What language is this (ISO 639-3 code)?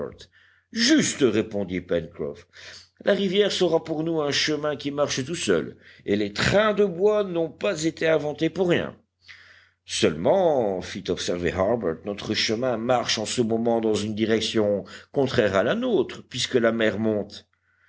fra